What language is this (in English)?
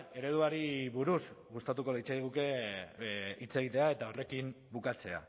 Basque